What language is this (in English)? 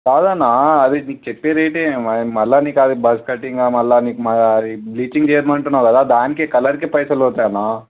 Telugu